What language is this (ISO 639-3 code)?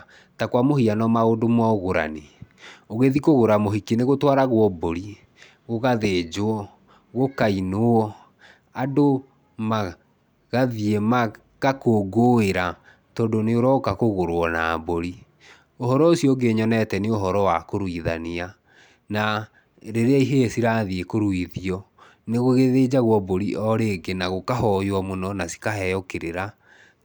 kik